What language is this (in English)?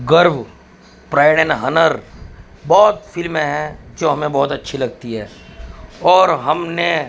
Urdu